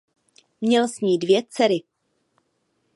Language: Czech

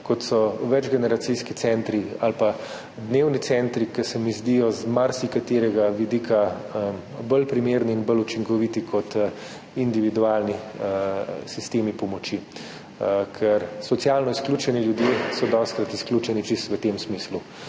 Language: Slovenian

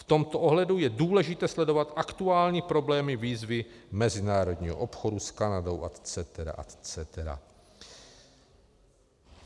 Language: Czech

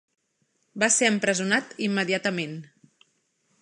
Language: Catalan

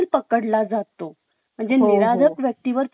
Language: Marathi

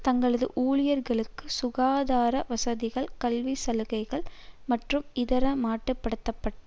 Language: Tamil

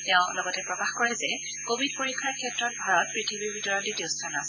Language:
Assamese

